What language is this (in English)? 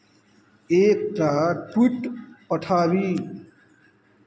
Maithili